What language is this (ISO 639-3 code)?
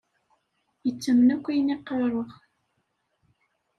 kab